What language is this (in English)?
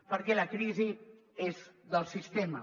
Catalan